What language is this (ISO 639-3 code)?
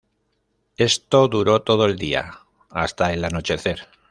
spa